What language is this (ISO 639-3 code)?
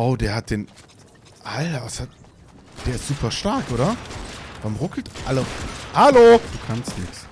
deu